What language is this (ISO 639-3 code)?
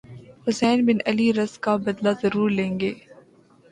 urd